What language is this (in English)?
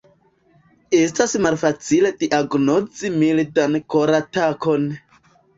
Esperanto